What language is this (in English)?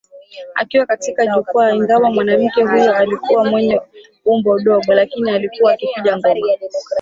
Swahili